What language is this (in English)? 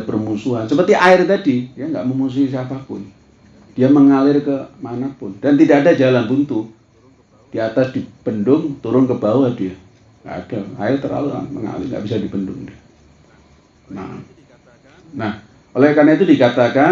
Indonesian